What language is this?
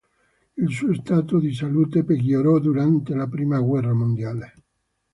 Italian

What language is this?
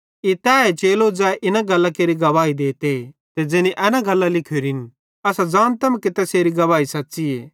Bhadrawahi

